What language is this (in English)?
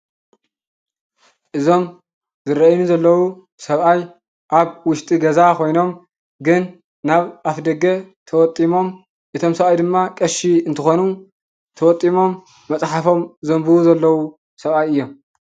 Tigrinya